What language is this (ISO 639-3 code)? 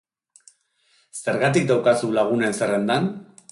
eus